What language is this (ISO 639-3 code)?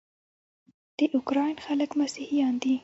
pus